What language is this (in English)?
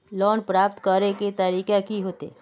Magahi